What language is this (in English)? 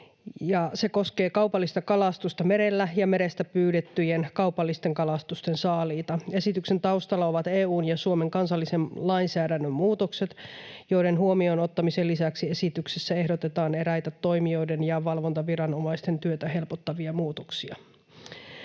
Finnish